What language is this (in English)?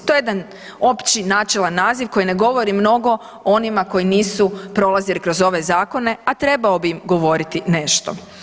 Croatian